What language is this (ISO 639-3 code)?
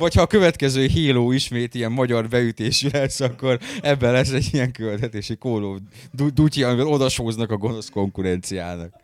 hun